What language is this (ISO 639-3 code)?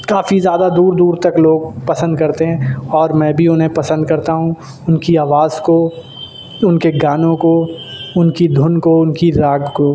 urd